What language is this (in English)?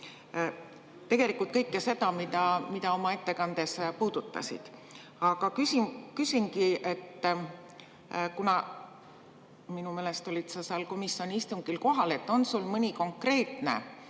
Estonian